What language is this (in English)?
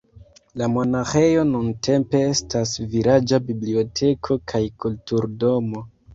Esperanto